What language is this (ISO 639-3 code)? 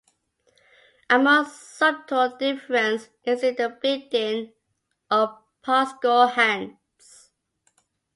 eng